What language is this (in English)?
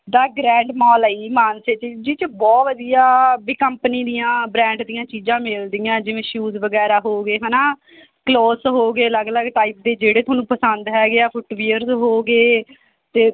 Punjabi